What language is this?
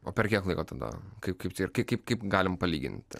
Lithuanian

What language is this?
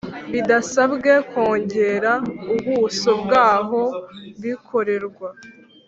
Kinyarwanda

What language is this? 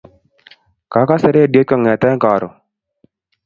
Kalenjin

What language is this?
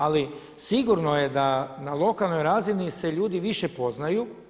Croatian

